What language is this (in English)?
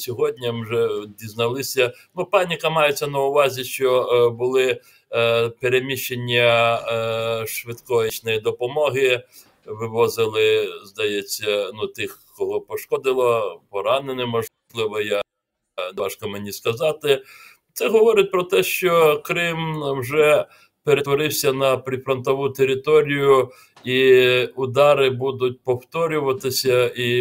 Ukrainian